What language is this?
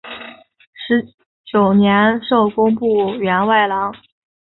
Chinese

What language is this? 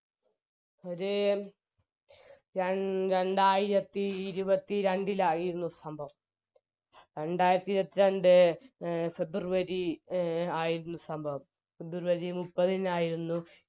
Malayalam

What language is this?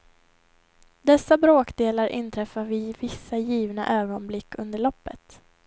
Swedish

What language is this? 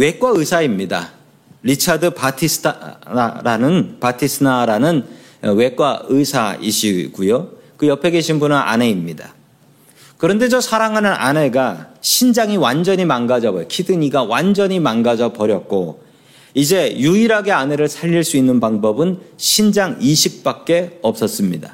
Korean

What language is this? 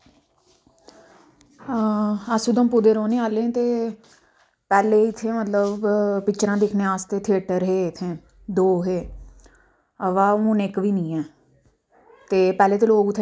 Dogri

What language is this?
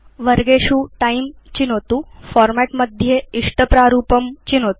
Sanskrit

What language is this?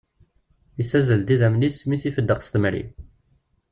Kabyle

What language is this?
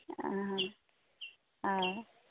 Konkani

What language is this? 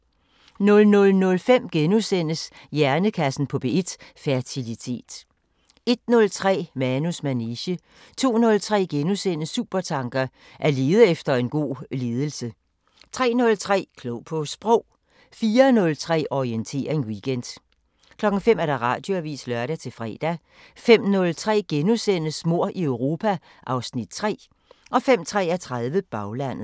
Danish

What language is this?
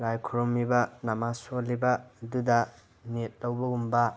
Manipuri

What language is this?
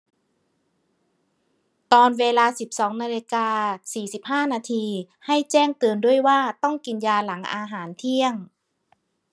Thai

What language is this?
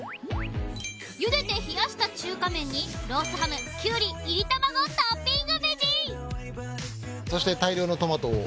Japanese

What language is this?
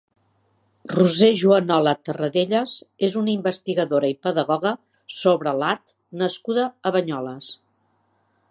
Catalan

